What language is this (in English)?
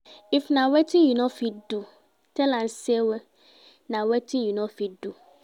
Nigerian Pidgin